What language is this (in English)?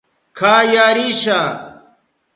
Southern Pastaza Quechua